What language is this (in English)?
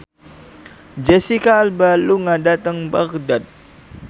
Javanese